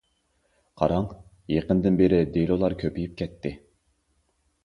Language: Uyghur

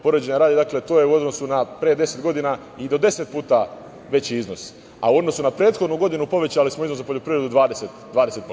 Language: Serbian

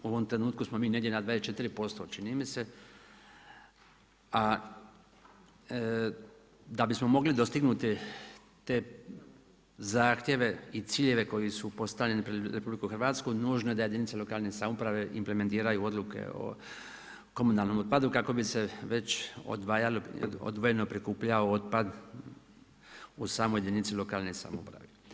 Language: Croatian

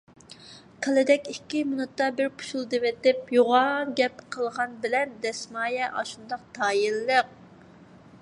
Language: Uyghur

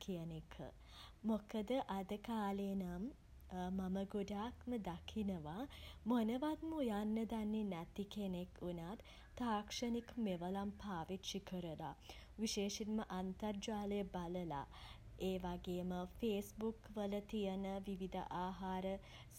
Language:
Sinhala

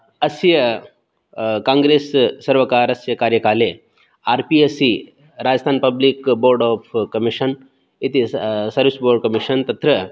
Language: Sanskrit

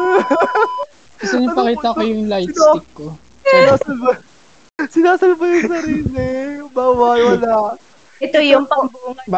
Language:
Filipino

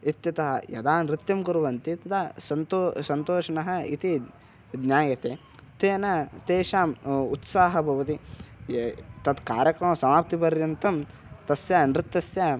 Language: Sanskrit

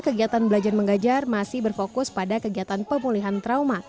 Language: Indonesian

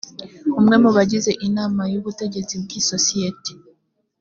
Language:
Kinyarwanda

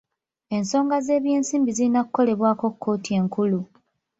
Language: Ganda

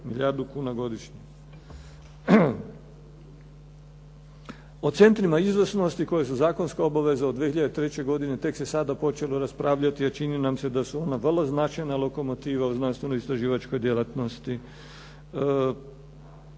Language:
Croatian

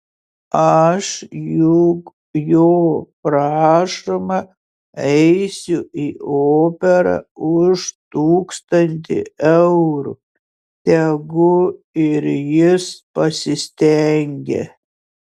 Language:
Lithuanian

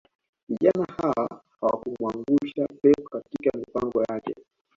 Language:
Swahili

